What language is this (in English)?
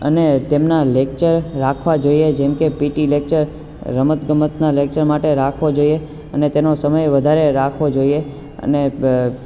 Gujarati